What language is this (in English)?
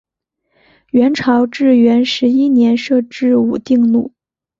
Chinese